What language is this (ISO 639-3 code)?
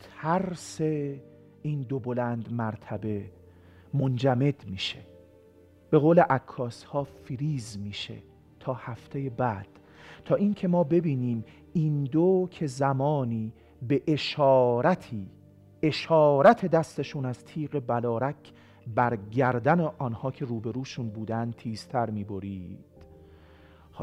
fas